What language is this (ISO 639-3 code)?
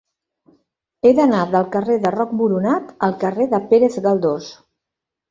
cat